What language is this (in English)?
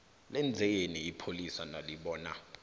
South Ndebele